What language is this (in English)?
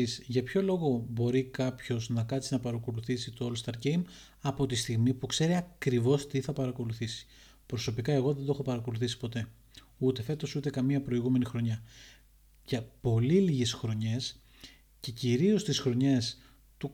Greek